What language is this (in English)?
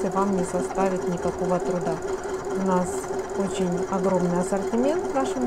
Russian